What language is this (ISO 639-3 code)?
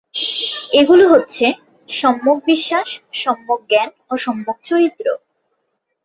ben